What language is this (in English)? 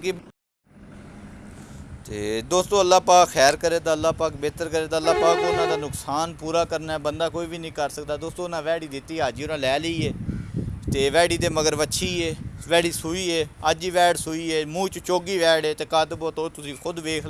Urdu